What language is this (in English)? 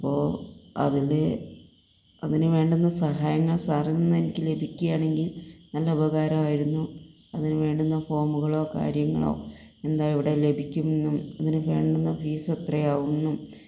Malayalam